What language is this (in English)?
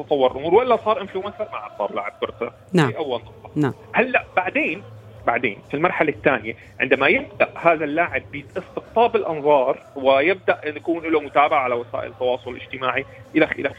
Arabic